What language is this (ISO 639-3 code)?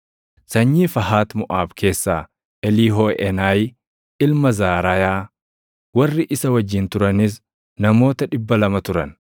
orm